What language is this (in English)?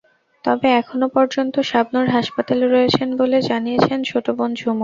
Bangla